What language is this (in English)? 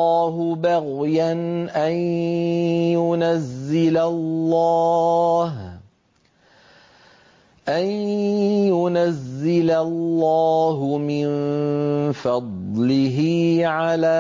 Arabic